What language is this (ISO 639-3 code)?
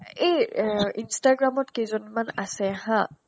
asm